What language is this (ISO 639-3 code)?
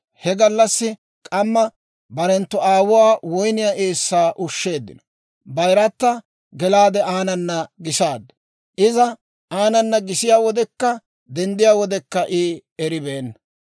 dwr